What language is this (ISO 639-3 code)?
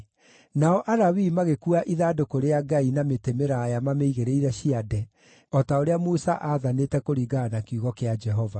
kik